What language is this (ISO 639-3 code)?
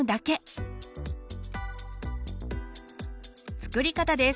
jpn